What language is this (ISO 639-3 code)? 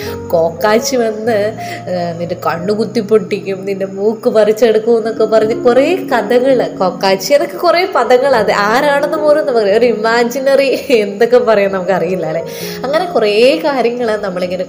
mal